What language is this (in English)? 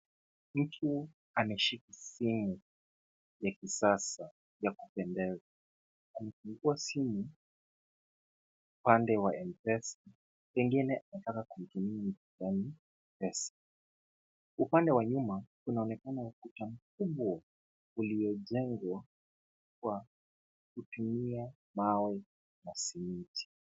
Swahili